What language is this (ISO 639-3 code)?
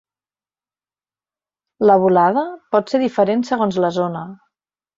cat